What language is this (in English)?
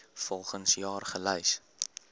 Afrikaans